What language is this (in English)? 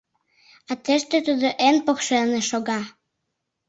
Mari